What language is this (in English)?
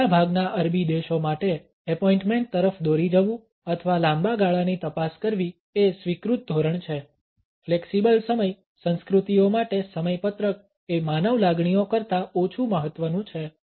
Gujarati